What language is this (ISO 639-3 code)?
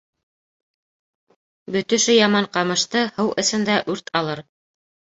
bak